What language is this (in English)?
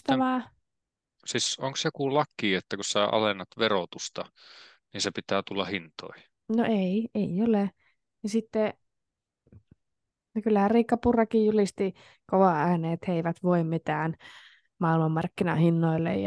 Finnish